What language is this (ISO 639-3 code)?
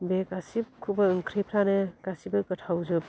brx